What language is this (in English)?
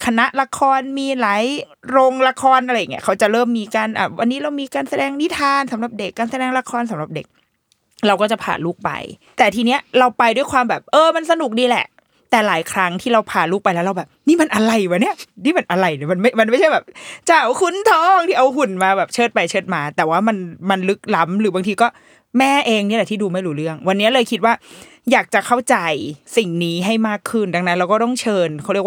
Thai